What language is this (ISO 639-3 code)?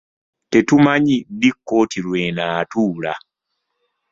lug